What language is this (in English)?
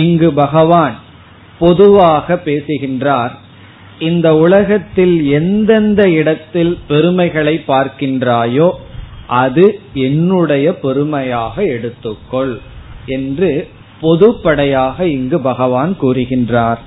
Tamil